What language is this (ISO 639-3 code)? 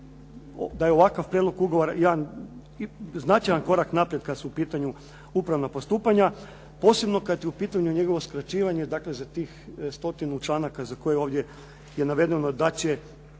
hrv